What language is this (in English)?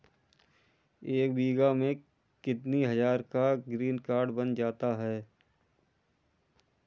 Hindi